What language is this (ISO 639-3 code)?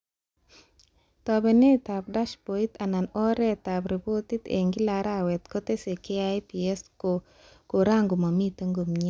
kln